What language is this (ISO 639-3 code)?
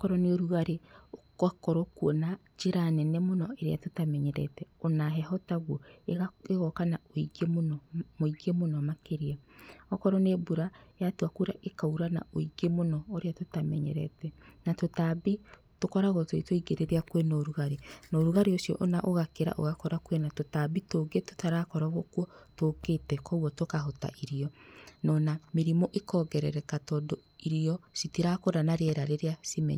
kik